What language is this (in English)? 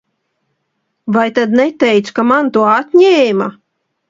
Latvian